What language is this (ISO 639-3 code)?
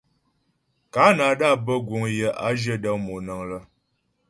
bbj